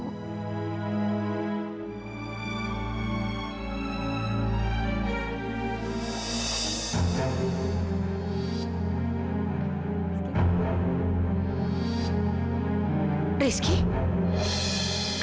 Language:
Indonesian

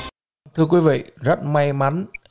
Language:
Vietnamese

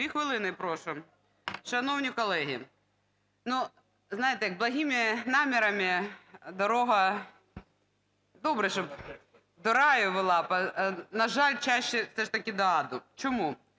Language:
Ukrainian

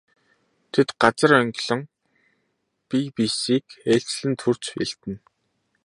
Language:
Mongolian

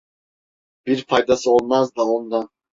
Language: Turkish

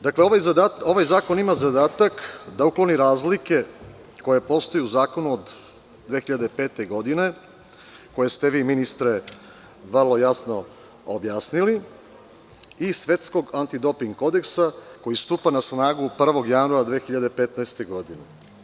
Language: Serbian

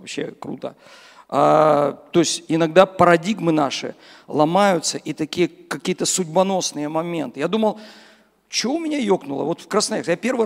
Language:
Russian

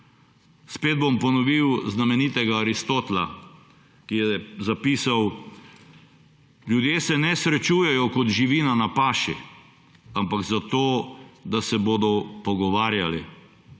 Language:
Slovenian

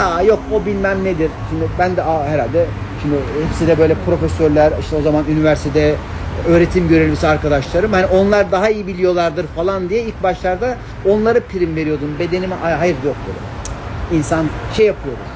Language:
Turkish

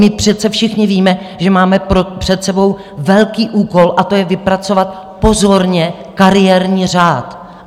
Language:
Czech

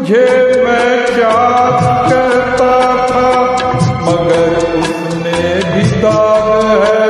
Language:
Arabic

